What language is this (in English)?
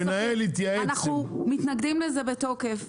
Hebrew